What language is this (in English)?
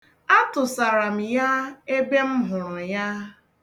Igbo